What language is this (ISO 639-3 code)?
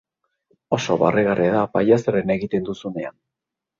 eus